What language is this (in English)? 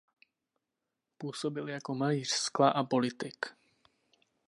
Czech